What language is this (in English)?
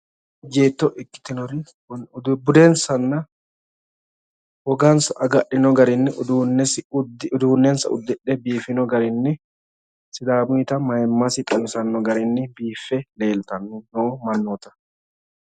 Sidamo